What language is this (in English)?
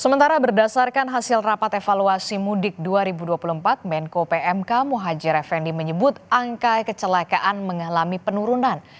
Indonesian